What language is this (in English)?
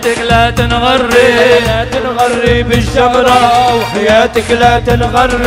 Arabic